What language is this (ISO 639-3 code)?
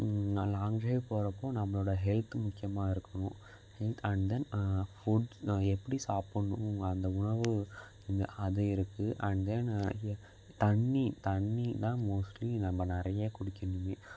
tam